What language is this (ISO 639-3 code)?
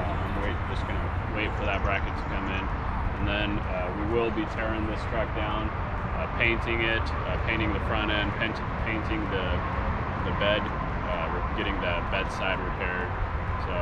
eng